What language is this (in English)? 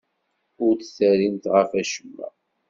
Kabyle